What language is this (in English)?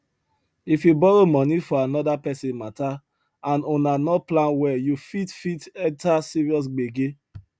Nigerian Pidgin